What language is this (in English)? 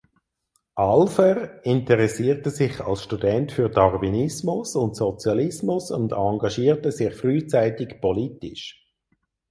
German